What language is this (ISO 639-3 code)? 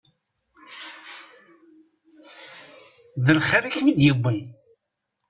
kab